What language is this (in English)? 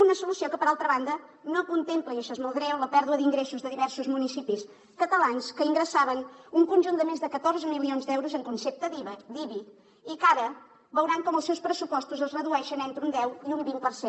Catalan